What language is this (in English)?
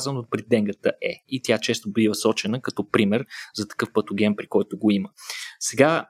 Bulgarian